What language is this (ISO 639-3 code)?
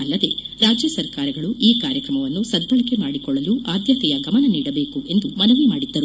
kan